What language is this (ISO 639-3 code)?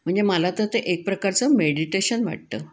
mar